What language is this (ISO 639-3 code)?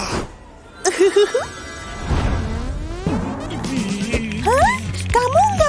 ind